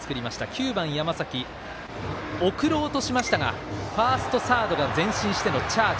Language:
Japanese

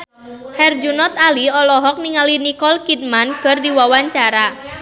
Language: Sundanese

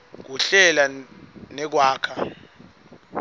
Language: Swati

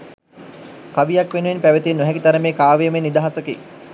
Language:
Sinhala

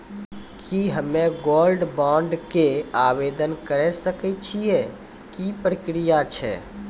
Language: Maithili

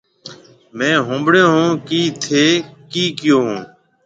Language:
Marwari (Pakistan)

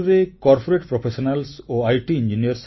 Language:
Odia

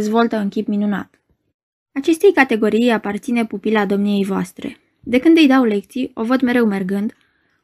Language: Romanian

